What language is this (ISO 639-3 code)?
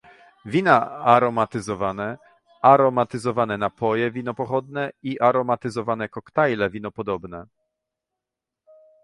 pol